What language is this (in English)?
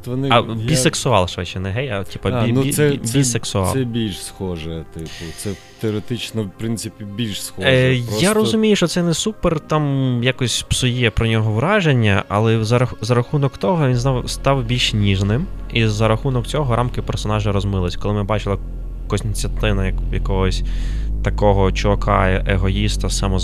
Ukrainian